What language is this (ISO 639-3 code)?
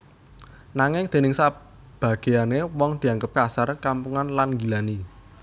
jav